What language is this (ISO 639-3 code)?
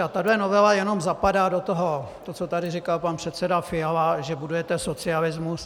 ces